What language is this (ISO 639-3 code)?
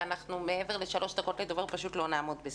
heb